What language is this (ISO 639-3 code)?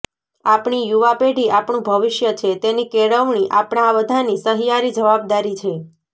guj